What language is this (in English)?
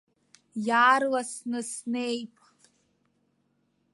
Abkhazian